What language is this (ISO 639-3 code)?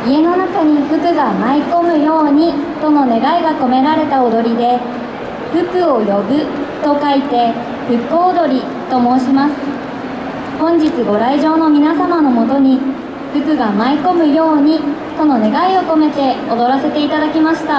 jpn